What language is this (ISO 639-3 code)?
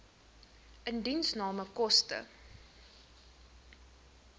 afr